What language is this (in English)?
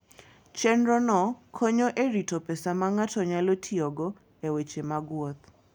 Luo (Kenya and Tanzania)